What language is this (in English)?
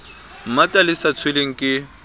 Southern Sotho